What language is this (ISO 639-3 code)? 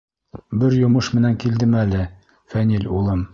bak